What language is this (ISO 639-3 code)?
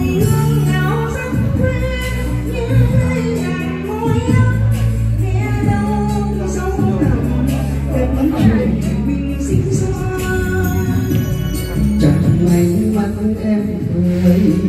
tha